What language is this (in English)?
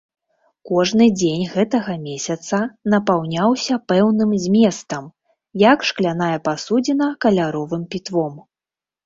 Belarusian